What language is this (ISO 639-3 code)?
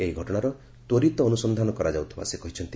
ori